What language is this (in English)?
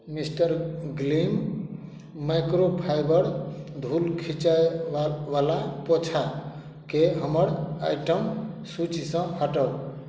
Maithili